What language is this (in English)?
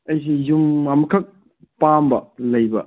Manipuri